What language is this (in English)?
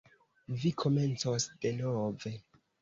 Esperanto